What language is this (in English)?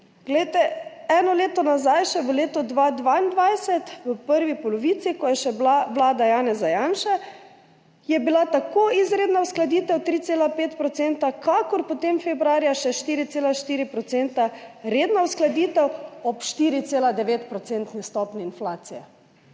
Slovenian